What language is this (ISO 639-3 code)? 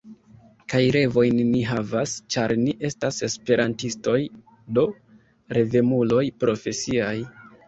epo